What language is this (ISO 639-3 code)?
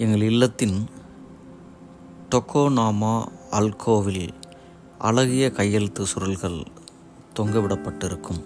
tam